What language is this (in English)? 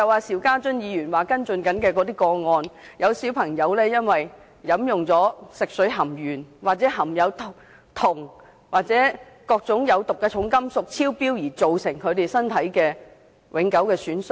Cantonese